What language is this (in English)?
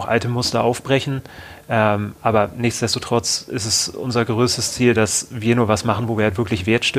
German